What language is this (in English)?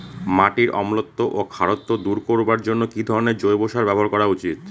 Bangla